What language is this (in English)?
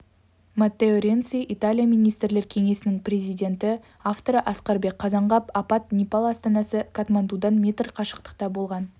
Kazakh